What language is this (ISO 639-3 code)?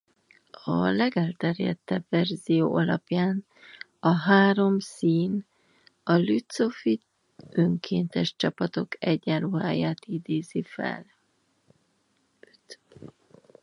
hun